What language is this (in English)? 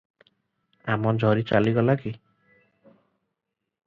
Odia